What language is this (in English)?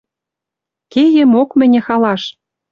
Western Mari